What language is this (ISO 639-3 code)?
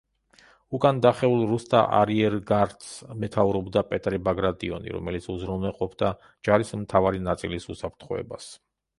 kat